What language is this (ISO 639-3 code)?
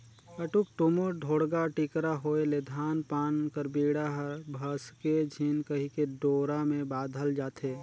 hne